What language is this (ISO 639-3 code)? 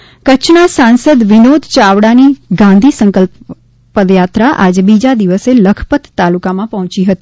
guj